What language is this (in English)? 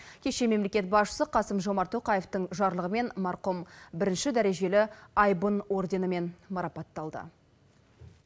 Kazakh